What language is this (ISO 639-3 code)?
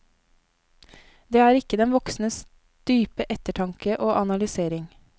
nor